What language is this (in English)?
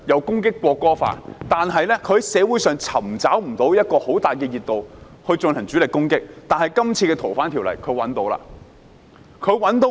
Cantonese